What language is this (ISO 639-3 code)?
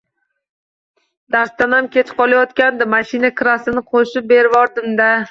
uzb